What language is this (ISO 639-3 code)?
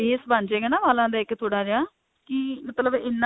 pan